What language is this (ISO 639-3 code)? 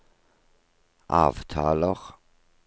nor